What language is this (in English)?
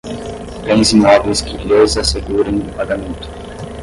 Portuguese